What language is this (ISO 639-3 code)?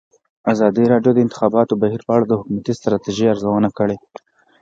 pus